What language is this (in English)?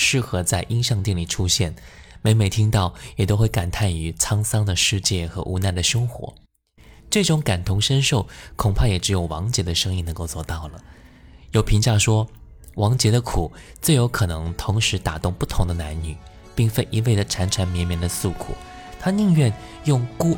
Chinese